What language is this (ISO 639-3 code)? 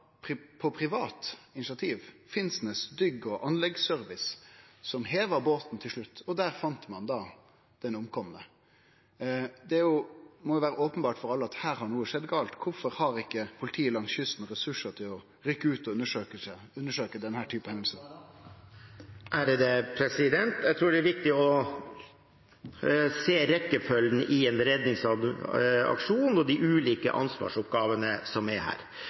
nor